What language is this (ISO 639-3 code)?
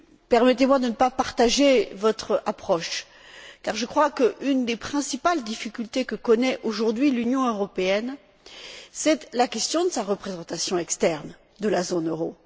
fra